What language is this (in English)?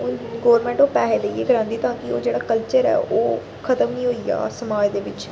Dogri